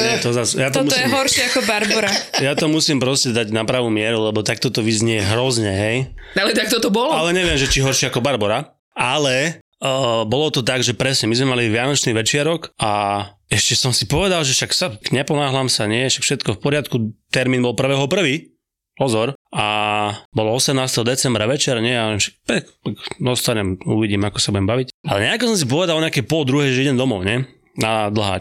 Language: Slovak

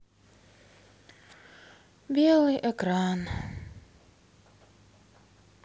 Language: Russian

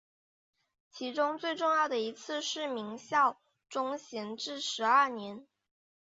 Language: Chinese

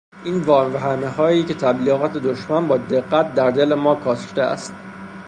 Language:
Persian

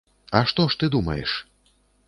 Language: Belarusian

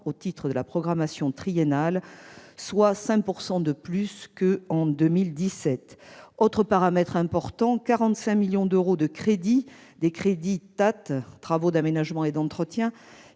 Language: French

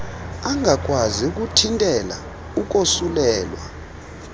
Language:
Xhosa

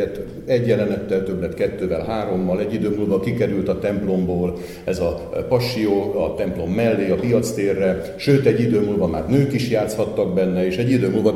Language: Hungarian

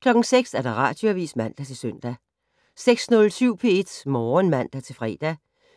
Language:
Danish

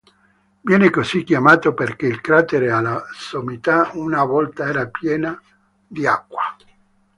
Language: Italian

